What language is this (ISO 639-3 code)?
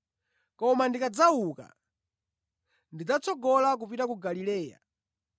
nya